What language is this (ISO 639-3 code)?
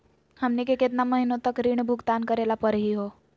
mag